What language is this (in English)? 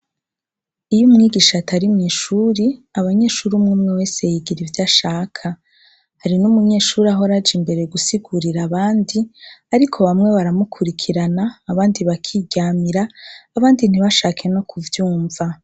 Rundi